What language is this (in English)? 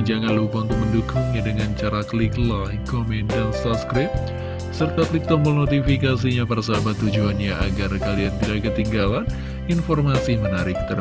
Indonesian